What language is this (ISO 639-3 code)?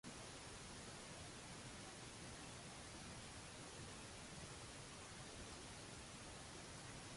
mlt